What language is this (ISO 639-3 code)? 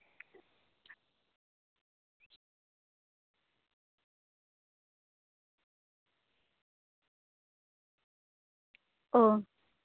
sat